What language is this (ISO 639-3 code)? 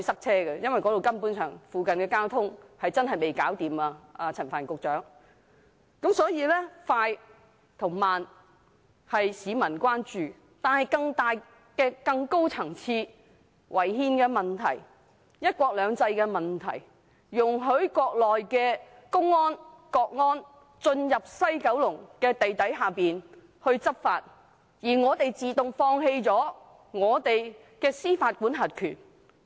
yue